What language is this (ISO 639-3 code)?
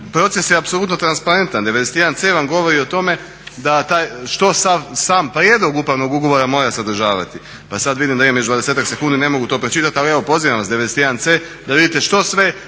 hrv